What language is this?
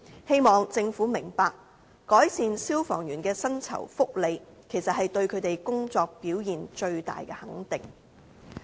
Cantonese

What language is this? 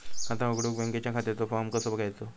Marathi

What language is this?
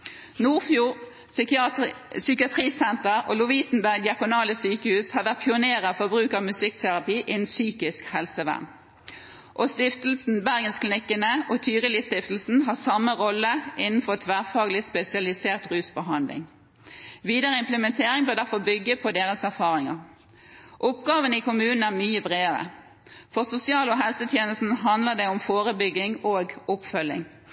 Norwegian Bokmål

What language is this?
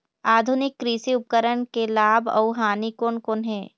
Chhattisgarhi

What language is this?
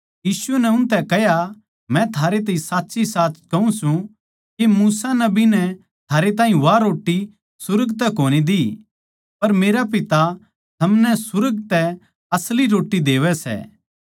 Haryanvi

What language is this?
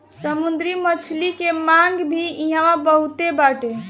Bhojpuri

